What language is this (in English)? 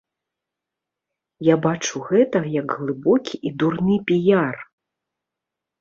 Belarusian